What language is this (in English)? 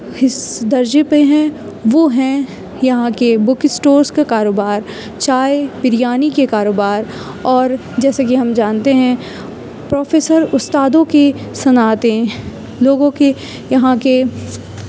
Urdu